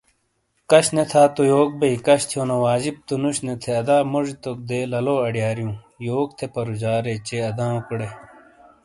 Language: Shina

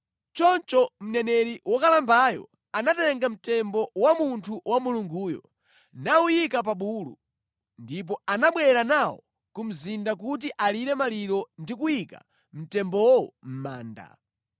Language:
Nyanja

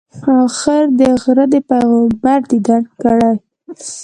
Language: Pashto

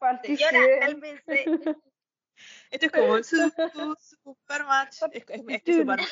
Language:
Spanish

